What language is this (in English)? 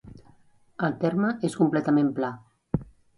Catalan